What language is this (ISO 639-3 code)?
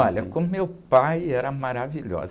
por